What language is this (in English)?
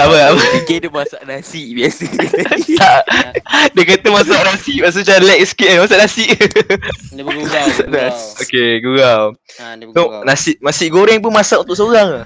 Malay